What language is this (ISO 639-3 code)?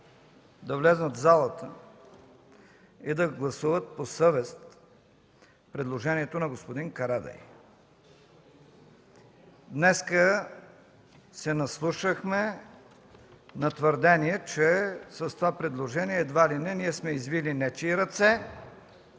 bul